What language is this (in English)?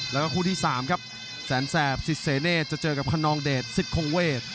Thai